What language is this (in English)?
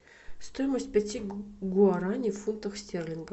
Russian